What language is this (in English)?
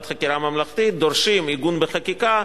Hebrew